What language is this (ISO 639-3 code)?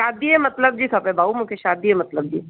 snd